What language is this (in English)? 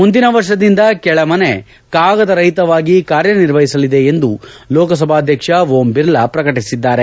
Kannada